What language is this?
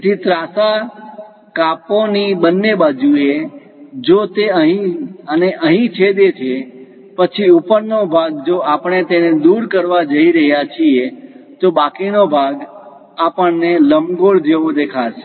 Gujarati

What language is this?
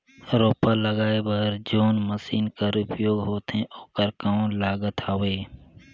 Chhattisgarhi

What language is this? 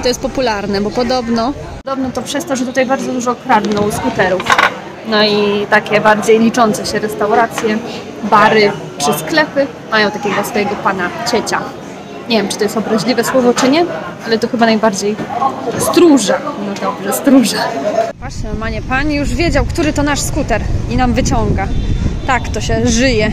Polish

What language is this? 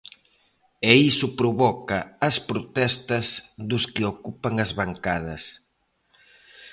Galician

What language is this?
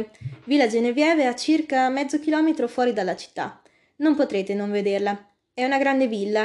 Italian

